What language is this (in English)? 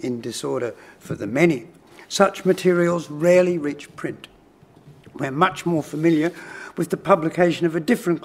English